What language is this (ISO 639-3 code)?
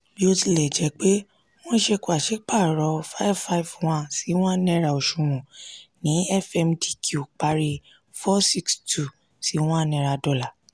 yor